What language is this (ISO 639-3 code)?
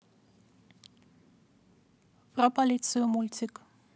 rus